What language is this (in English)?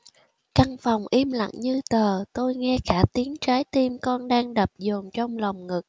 Vietnamese